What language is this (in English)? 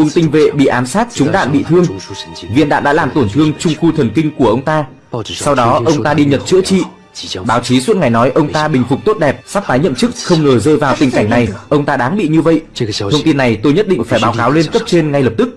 Vietnamese